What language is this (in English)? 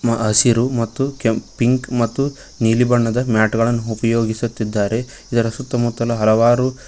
Kannada